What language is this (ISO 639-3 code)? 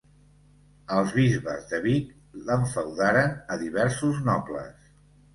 cat